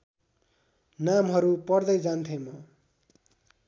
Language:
Nepali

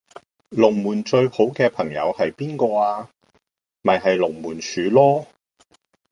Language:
Cantonese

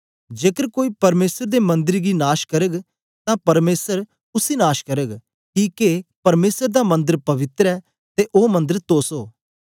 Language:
Dogri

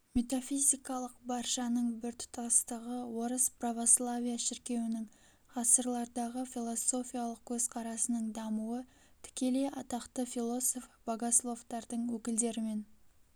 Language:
Kazakh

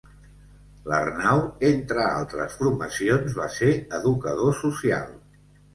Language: Catalan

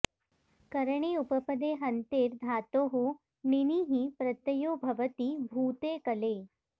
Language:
Sanskrit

